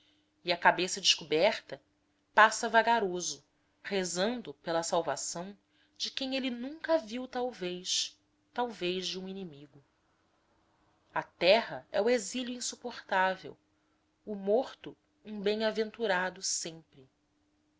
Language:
Portuguese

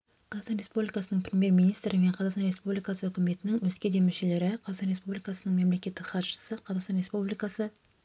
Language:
Kazakh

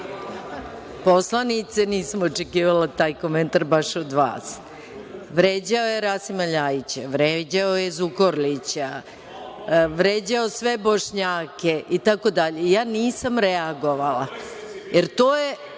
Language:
Serbian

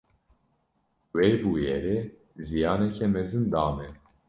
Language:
Kurdish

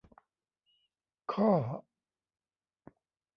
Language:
Thai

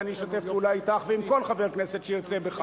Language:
Hebrew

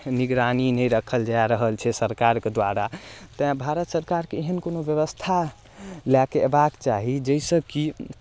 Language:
Maithili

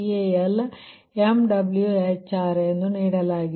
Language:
Kannada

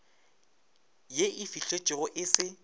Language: Northern Sotho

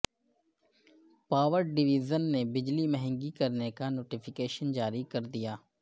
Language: Urdu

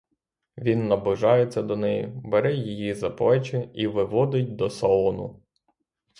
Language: Ukrainian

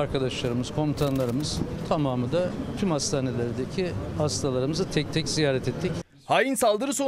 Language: Turkish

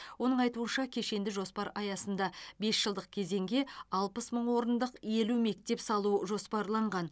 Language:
Kazakh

